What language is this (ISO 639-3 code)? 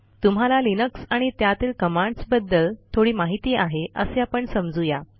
mar